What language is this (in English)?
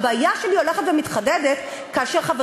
Hebrew